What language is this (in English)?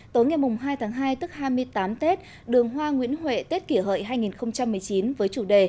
Vietnamese